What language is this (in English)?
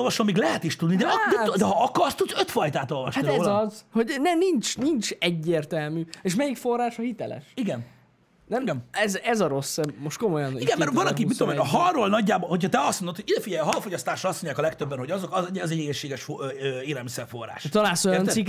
Hungarian